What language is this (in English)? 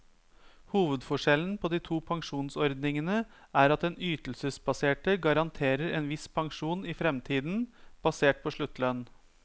Norwegian